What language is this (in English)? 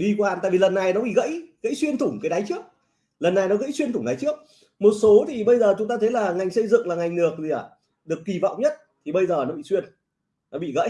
Vietnamese